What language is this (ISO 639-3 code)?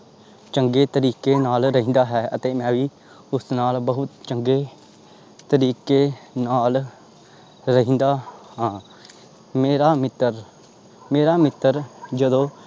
pan